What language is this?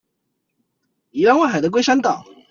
Chinese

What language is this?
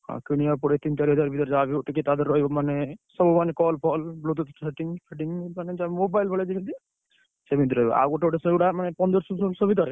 Odia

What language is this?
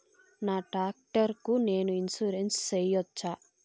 Telugu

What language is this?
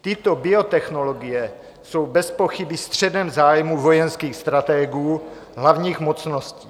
Czech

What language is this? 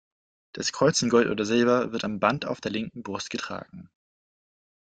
German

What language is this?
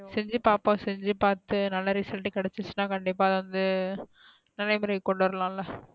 Tamil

